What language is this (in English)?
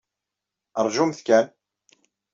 Kabyle